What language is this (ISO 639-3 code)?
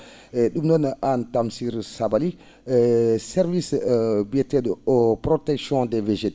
ful